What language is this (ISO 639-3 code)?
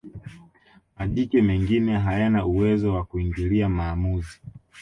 swa